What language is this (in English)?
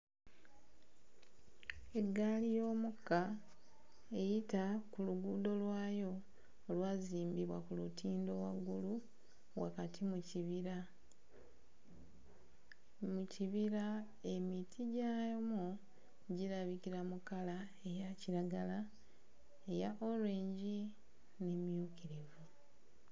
Ganda